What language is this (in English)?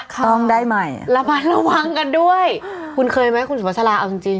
Thai